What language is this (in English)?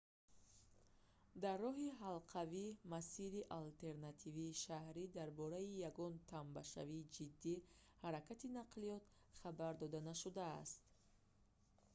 Tajik